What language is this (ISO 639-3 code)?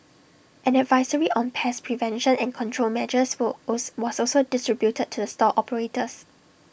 eng